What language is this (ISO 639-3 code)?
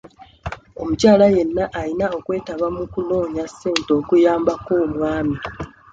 lug